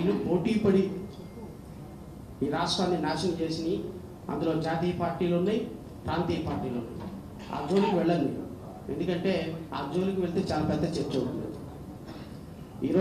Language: Indonesian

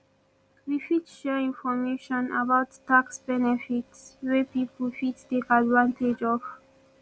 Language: Nigerian Pidgin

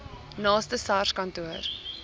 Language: Afrikaans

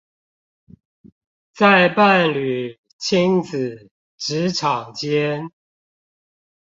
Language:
Chinese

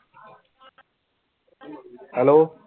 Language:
Punjabi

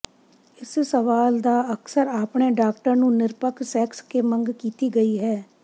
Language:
Punjabi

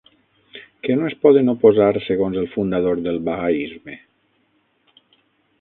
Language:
Catalan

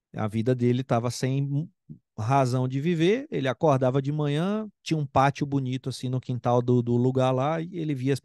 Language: Portuguese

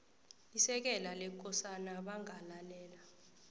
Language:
South Ndebele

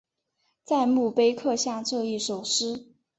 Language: Chinese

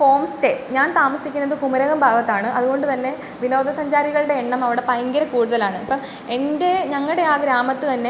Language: Malayalam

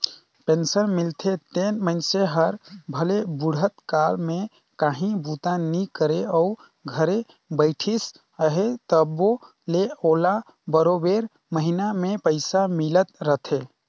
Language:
Chhattisgarhi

